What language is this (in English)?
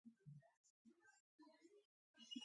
Georgian